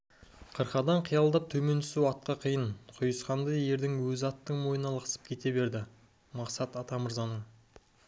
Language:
Kazakh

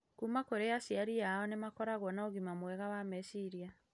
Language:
Kikuyu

